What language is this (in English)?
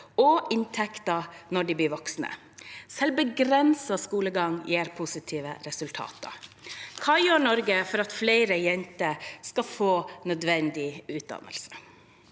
Norwegian